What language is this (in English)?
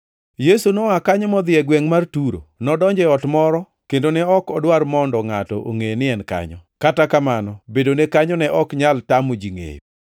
Luo (Kenya and Tanzania)